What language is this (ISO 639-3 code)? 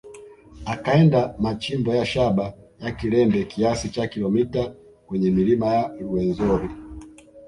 swa